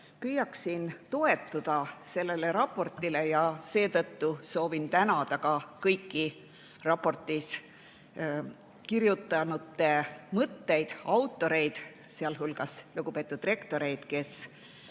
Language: Estonian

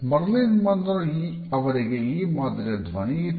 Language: Kannada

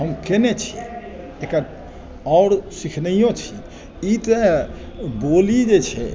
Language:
Maithili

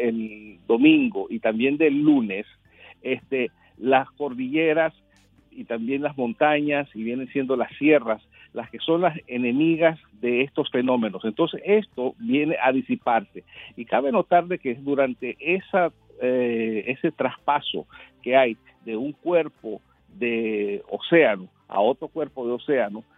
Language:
Spanish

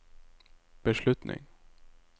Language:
Norwegian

